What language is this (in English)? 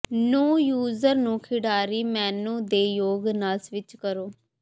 Punjabi